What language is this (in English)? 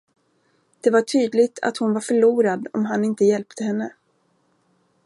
Swedish